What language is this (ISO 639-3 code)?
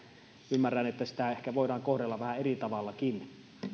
fin